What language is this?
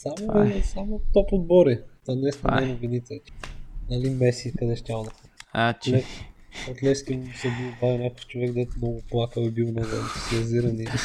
Bulgarian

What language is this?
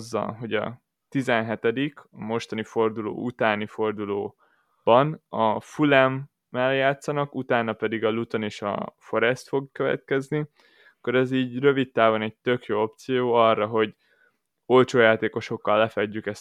Hungarian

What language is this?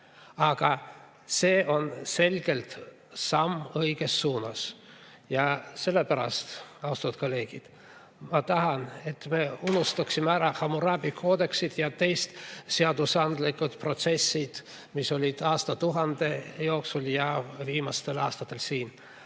Estonian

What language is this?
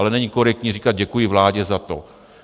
Czech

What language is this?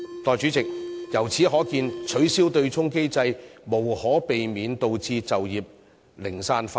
Cantonese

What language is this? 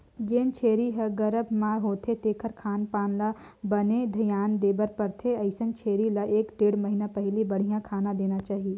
Chhattisgarhi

